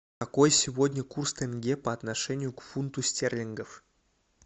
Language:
Russian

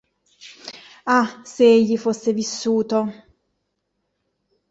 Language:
Italian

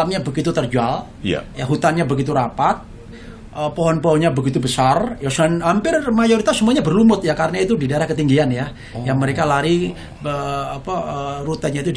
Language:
Indonesian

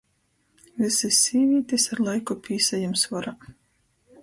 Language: Latgalian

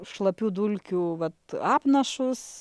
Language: Lithuanian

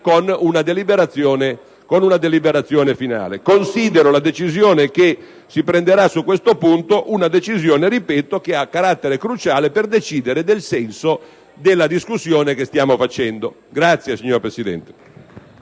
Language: Italian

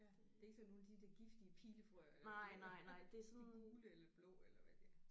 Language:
Danish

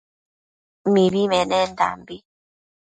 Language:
Matsés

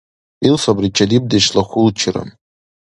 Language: Dargwa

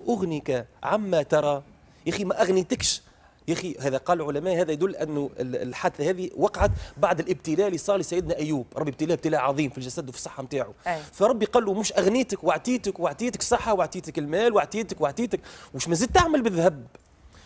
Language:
Arabic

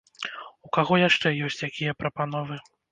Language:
Belarusian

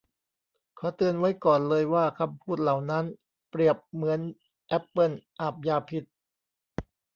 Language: Thai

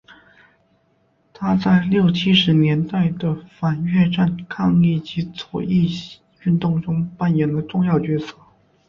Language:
Chinese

